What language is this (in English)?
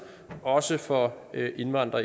Danish